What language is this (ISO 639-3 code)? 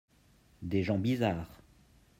fra